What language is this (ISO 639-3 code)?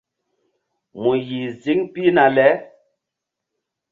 mdd